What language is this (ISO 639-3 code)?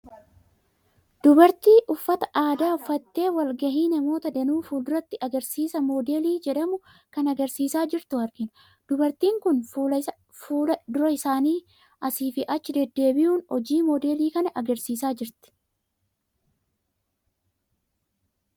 orm